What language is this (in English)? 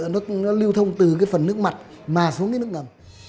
Vietnamese